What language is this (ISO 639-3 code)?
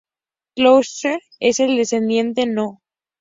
spa